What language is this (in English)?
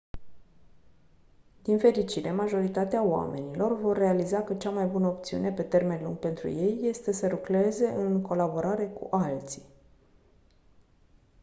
Romanian